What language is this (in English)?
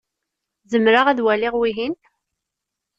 Kabyle